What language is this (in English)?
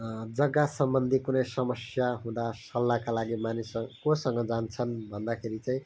Nepali